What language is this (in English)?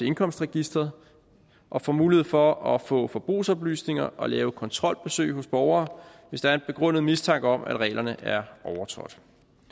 Danish